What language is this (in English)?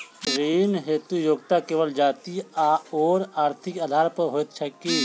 Maithili